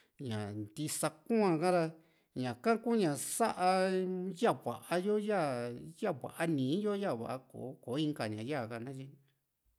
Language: Juxtlahuaca Mixtec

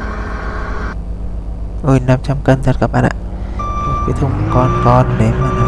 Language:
Vietnamese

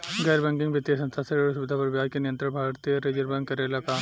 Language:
Bhojpuri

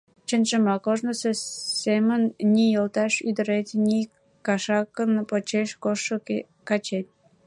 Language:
Mari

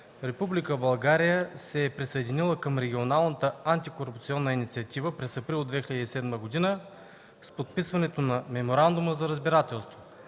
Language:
Bulgarian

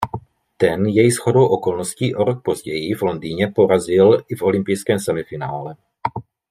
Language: Czech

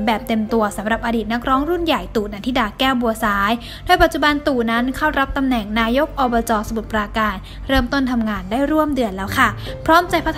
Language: Thai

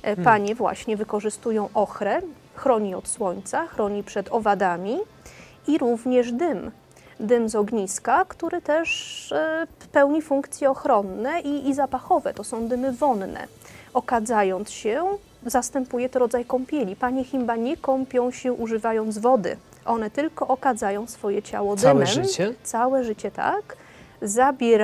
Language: Polish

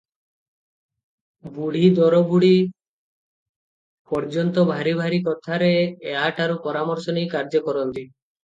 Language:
Odia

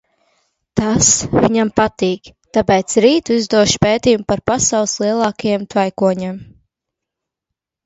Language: Latvian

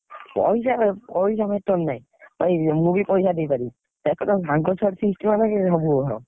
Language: Odia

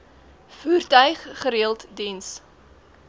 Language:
Afrikaans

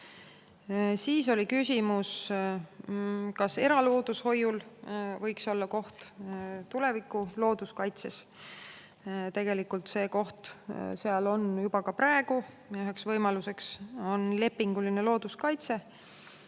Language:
Estonian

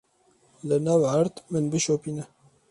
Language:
Kurdish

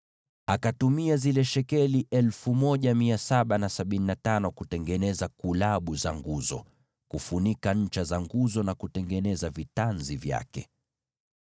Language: Swahili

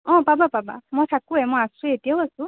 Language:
Assamese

